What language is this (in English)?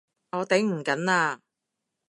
Cantonese